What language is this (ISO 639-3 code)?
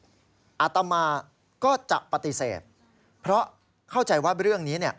tha